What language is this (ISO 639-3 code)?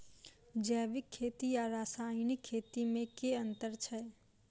mai